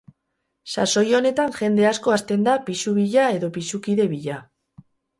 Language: Basque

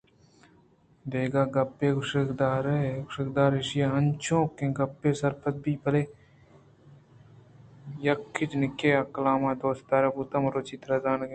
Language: Eastern Balochi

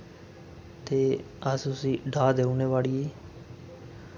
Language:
Dogri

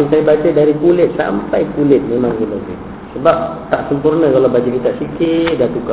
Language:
Malay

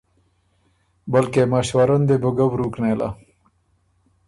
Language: Ormuri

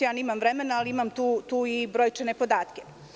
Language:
Serbian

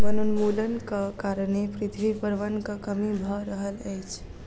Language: Maithili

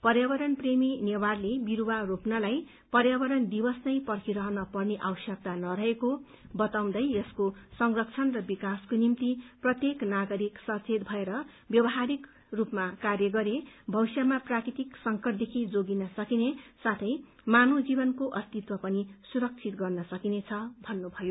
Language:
Nepali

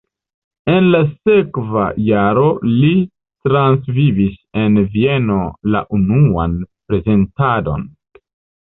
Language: Esperanto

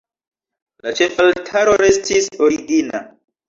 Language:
Esperanto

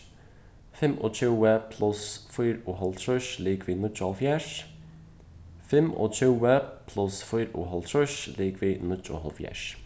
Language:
Faroese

